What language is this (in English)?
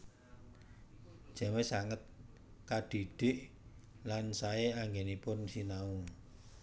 Javanese